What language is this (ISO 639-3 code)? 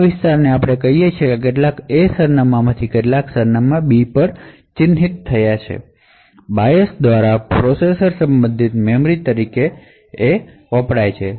guj